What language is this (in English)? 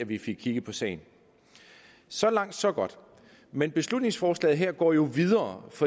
Danish